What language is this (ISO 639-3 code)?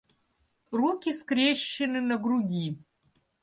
rus